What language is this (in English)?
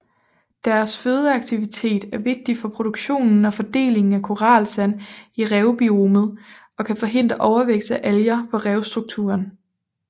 Danish